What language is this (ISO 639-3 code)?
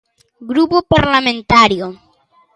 glg